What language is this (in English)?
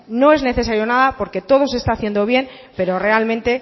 Spanish